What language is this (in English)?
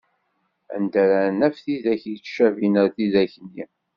Kabyle